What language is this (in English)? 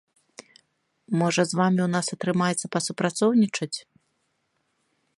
Belarusian